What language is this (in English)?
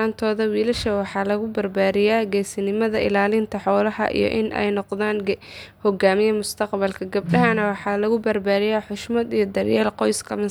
Somali